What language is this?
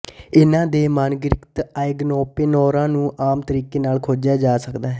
Punjabi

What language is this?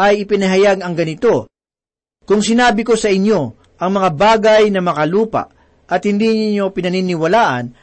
Filipino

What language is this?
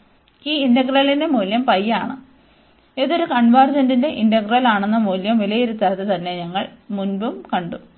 Malayalam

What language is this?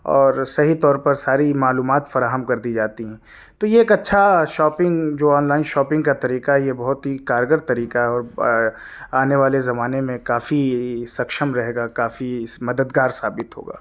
Urdu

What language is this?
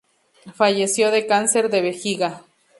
Spanish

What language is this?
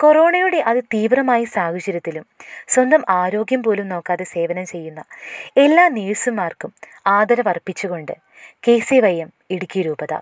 Malayalam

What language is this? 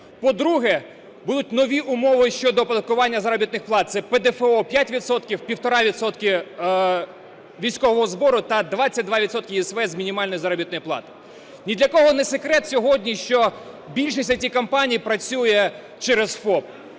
Ukrainian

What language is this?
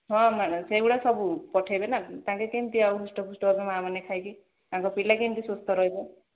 Odia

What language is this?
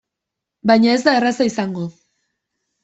Basque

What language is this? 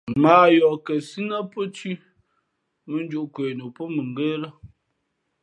Fe'fe'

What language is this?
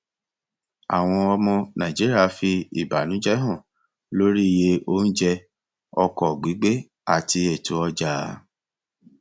Yoruba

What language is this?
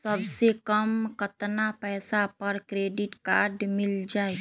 Magahi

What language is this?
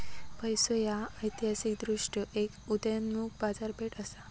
Marathi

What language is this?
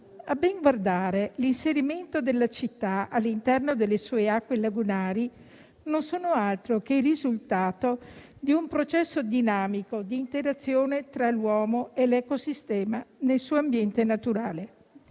Italian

